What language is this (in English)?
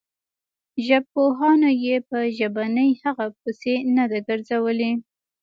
Pashto